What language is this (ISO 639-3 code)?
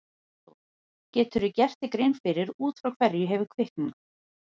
isl